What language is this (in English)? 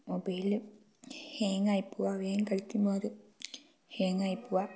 Malayalam